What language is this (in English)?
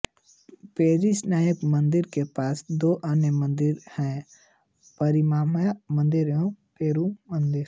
Hindi